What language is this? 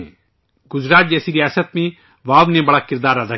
Urdu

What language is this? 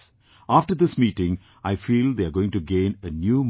English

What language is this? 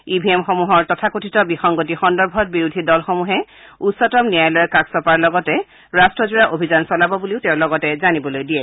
Assamese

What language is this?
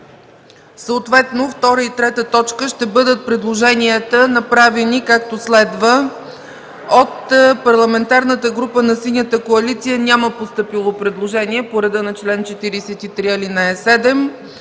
Bulgarian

